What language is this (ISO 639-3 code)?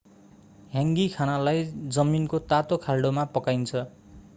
nep